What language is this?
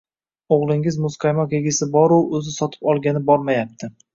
Uzbek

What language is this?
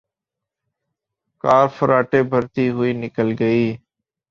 Urdu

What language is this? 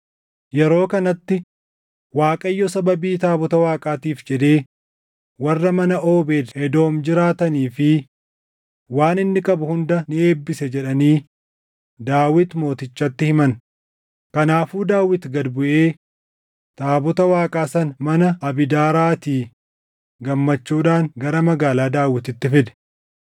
Oromo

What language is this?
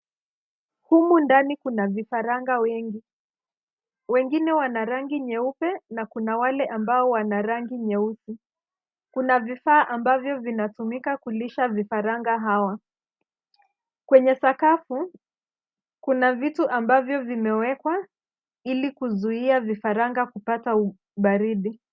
Swahili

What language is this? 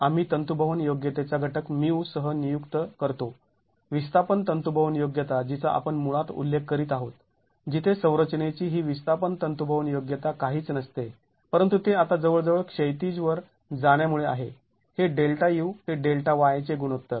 Marathi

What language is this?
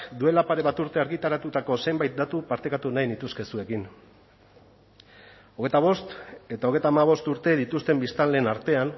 Basque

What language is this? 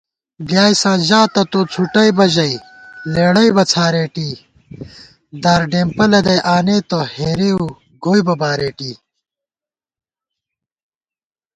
Gawar-Bati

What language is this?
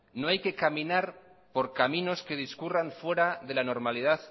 Spanish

